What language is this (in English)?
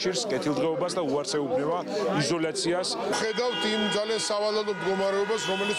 Romanian